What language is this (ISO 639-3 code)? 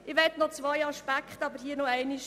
gsw